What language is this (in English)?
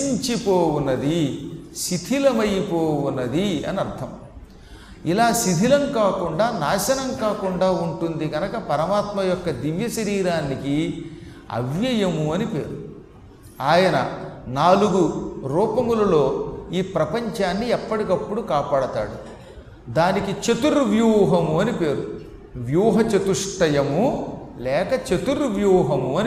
Telugu